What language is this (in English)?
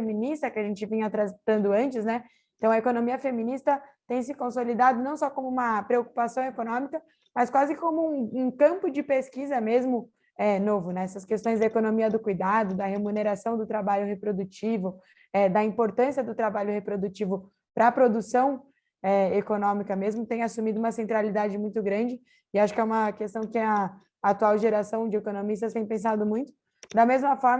Portuguese